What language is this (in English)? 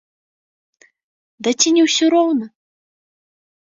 Belarusian